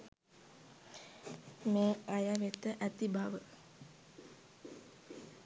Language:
Sinhala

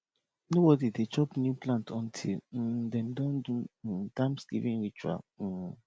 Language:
Nigerian Pidgin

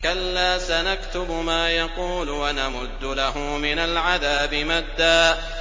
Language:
Arabic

